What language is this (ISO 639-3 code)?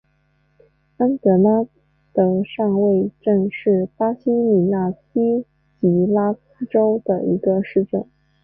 zho